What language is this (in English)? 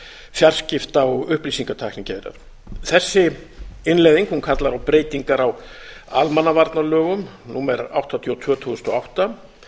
Icelandic